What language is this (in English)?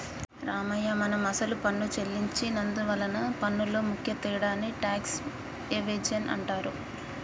Telugu